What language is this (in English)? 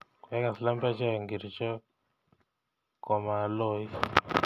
Kalenjin